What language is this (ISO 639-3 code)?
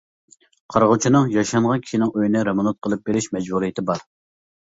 uig